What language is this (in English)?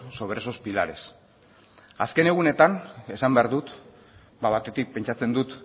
Basque